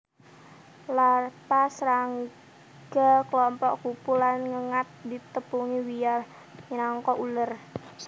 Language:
Javanese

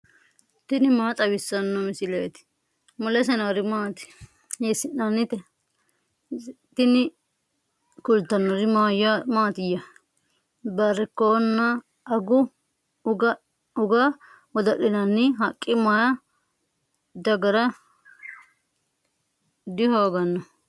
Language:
Sidamo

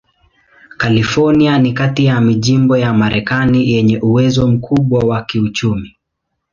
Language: Swahili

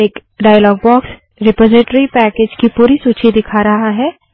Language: Hindi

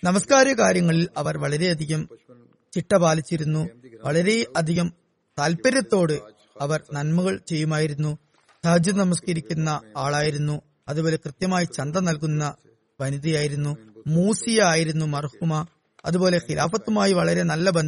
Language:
Malayalam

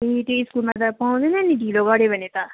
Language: Nepali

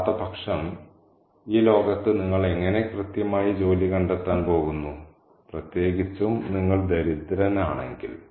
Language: Malayalam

